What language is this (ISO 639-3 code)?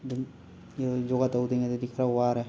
mni